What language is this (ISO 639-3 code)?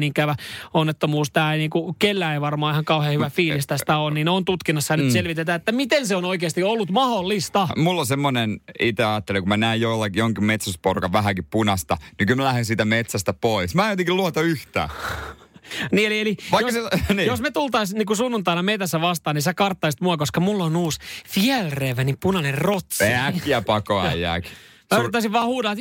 fin